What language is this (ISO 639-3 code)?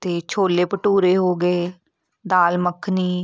pan